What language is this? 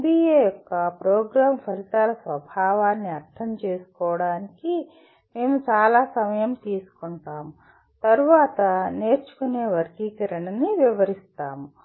Telugu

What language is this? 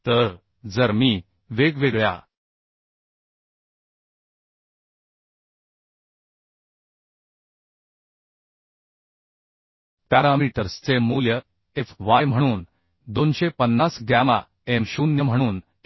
Marathi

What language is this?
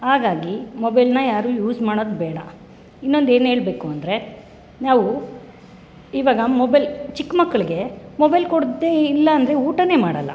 Kannada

